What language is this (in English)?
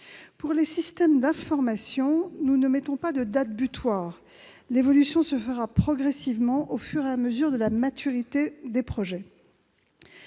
French